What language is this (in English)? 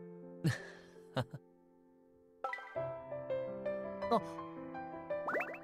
Japanese